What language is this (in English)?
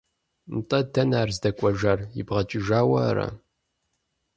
Kabardian